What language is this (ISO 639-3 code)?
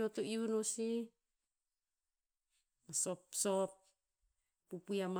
tpz